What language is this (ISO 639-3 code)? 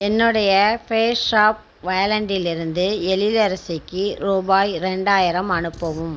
tam